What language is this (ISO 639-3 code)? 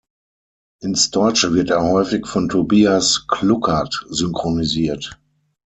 deu